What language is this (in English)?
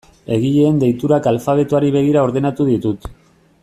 Basque